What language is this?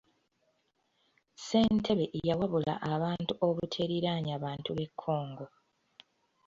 Ganda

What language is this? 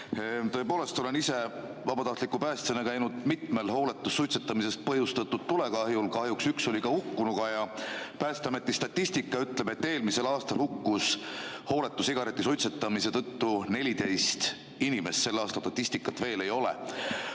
Estonian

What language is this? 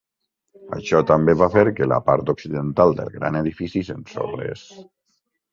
Catalan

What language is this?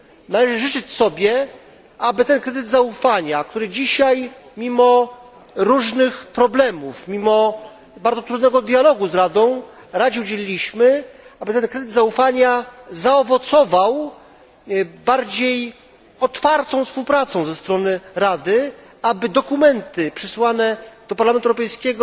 Polish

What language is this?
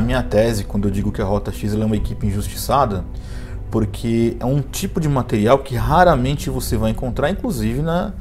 Portuguese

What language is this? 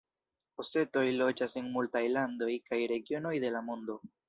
Esperanto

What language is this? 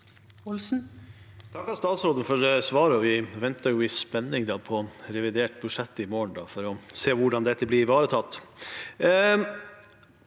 Norwegian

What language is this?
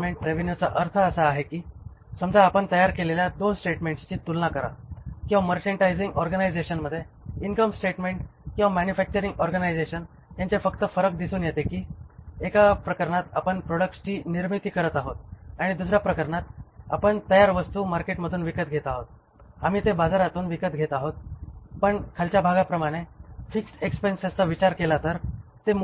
Marathi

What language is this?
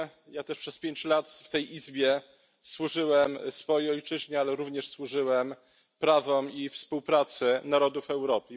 Polish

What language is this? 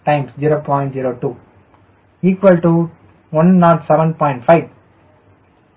Tamil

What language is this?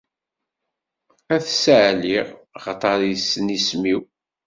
Kabyle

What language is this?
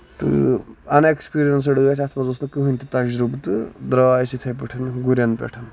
Kashmiri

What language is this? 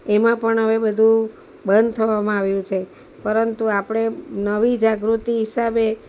Gujarati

